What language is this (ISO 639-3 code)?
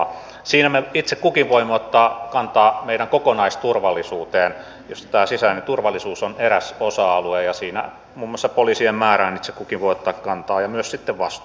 fin